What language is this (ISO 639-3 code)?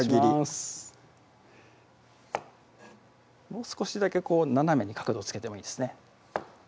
jpn